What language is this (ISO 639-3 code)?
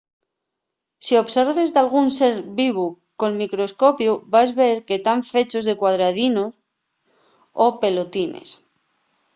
ast